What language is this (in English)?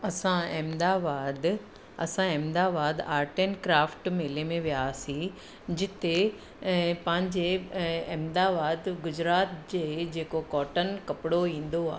Sindhi